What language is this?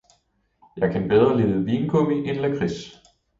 Danish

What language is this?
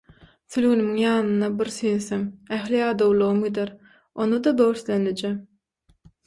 Turkmen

